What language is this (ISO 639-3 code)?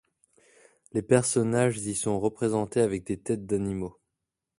fra